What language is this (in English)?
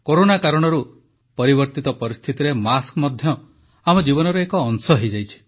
Odia